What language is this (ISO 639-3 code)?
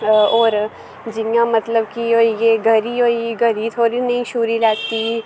doi